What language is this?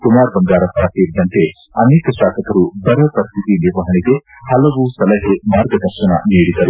Kannada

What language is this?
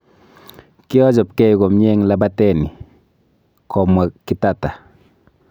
Kalenjin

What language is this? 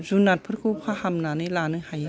Bodo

